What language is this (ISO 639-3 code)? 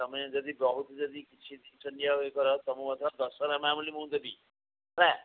ori